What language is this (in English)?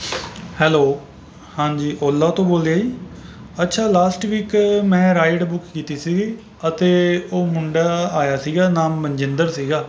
Punjabi